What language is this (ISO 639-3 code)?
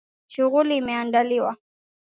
swa